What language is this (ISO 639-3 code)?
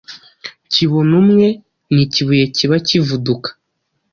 kin